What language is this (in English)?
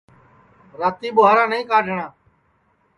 Sansi